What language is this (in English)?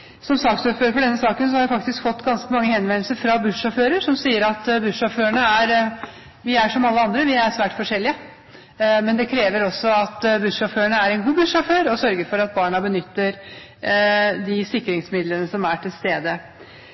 Norwegian Bokmål